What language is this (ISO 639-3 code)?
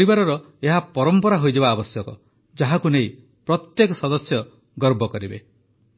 ori